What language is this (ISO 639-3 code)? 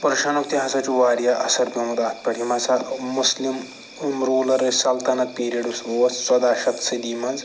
kas